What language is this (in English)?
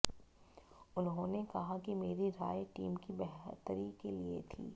Hindi